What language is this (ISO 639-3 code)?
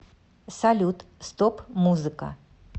rus